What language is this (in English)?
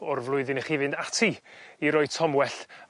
Welsh